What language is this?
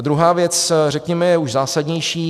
Czech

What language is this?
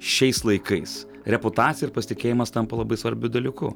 Lithuanian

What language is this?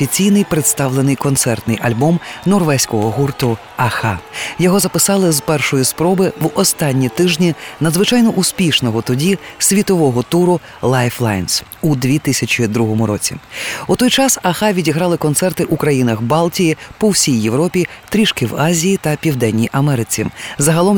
Ukrainian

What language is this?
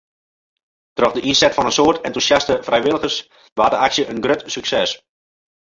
Western Frisian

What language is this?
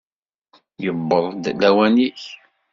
Kabyle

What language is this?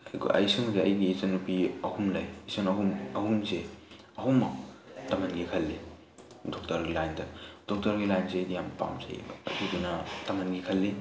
Manipuri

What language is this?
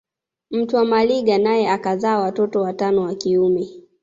Swahili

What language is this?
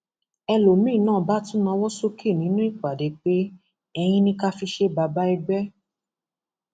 Yoruba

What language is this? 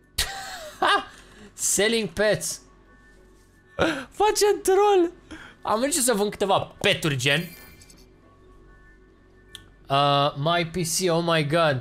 Romanian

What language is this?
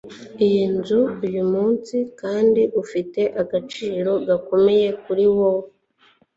Kinyarwanda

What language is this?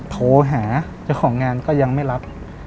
Thai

